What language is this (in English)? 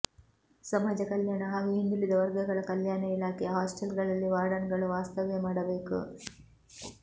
Kannada